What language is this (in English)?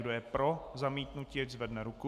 Czech